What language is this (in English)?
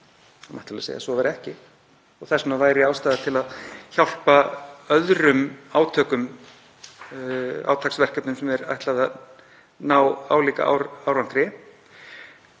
Icelandic